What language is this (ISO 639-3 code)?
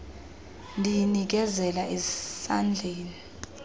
xho